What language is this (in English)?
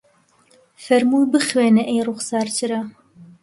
Central Kurdish